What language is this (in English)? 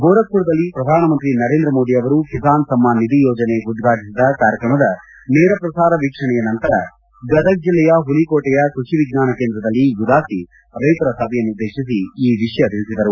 Kannada